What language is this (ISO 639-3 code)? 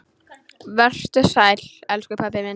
isl